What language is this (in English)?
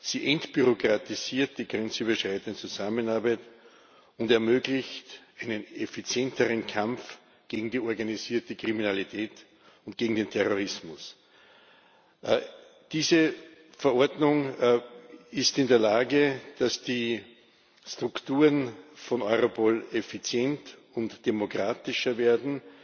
German